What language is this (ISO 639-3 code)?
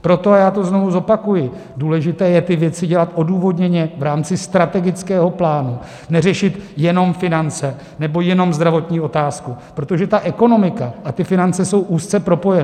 ces